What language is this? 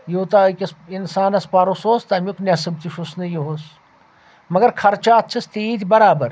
Kashmiri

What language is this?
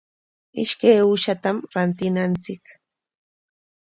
Corongo Ancash Quechua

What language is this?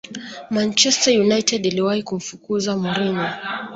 Swahili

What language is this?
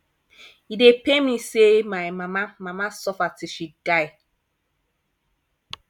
Nigerian Pidgin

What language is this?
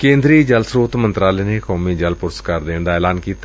Punjabi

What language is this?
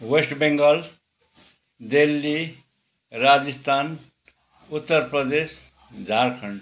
Nepali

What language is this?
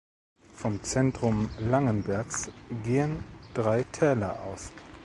German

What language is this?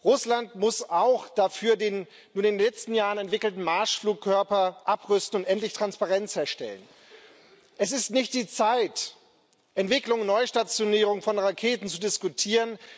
German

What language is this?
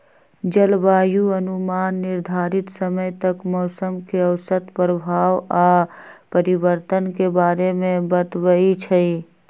Magahi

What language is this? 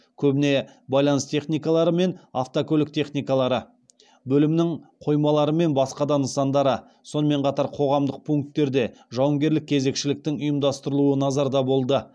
Kazakh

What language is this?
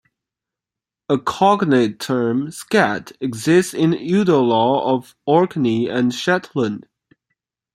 English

